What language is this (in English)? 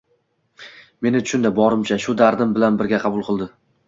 Uzbek